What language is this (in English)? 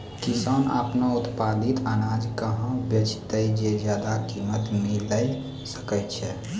Maithili